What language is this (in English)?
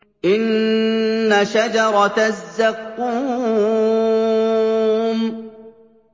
Arabic